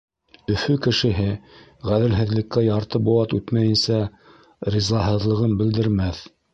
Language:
Bashkir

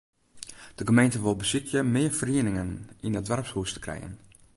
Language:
Western Frisian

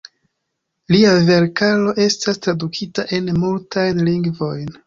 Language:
Esperanto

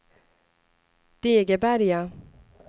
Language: Swedish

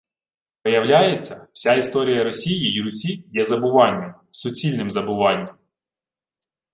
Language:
Ukrainian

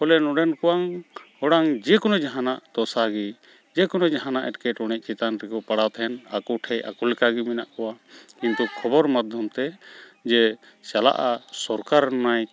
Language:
Santali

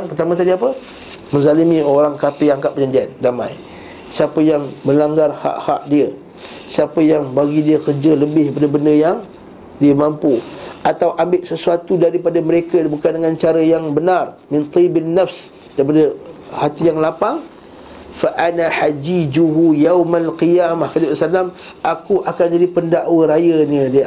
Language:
Malay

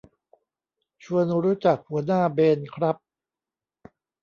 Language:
Thai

